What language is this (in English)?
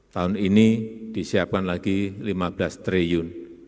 Indonesian